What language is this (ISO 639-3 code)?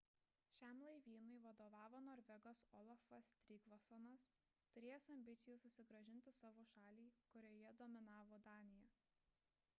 lit